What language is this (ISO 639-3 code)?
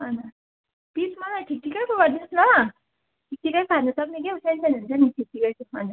nep